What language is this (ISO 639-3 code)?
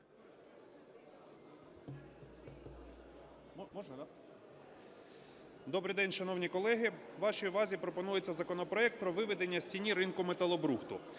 ukr